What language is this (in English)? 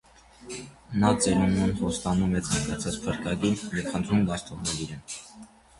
Armenian